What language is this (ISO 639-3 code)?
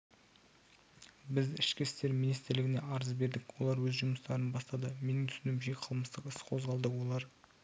kaz